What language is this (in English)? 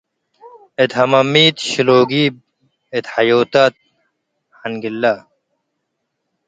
Tigre